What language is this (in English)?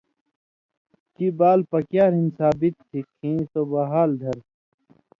Indus Kohistani